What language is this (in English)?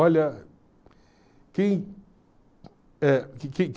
Portuguese